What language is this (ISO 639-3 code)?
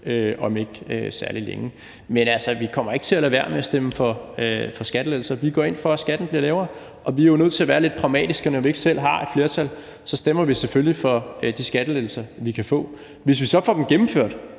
dan